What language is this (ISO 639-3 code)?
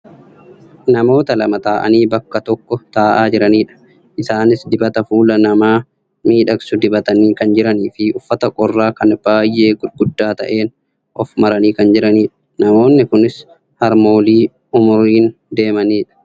orm